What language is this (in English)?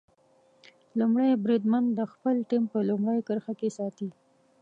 Pashto